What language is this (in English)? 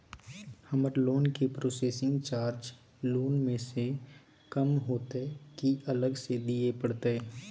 Maithili